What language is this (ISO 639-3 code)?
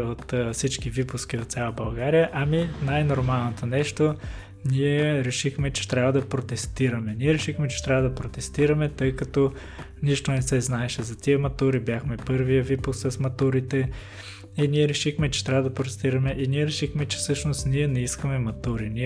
bul